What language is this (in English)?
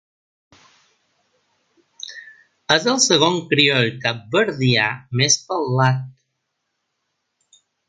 Catalan